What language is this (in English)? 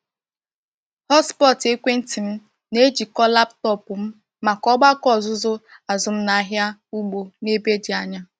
Igbo